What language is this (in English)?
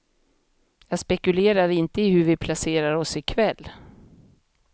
Swedish